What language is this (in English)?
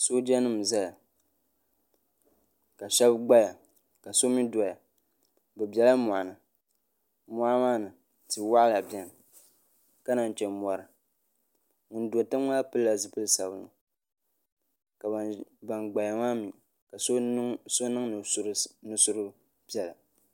Dagbani